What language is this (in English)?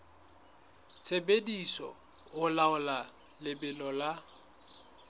Southern Sotho